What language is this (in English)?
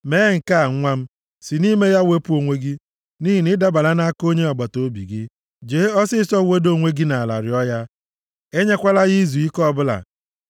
Igbo